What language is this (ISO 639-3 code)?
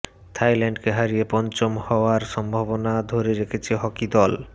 ben